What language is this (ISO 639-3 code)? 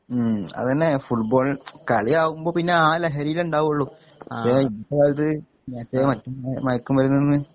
mal